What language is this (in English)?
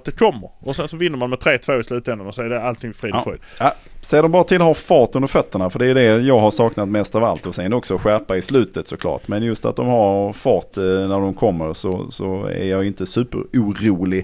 Swedish